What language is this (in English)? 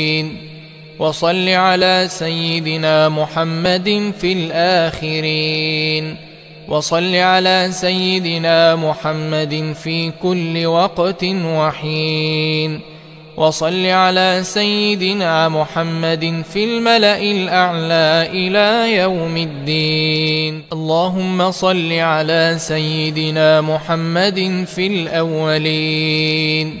Arabic